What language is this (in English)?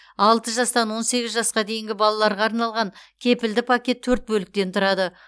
Kazakh